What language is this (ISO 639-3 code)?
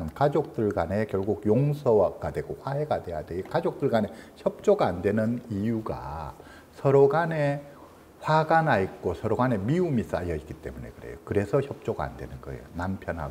kor